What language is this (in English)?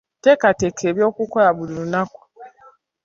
Ganda